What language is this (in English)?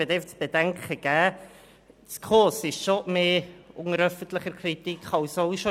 Swiss German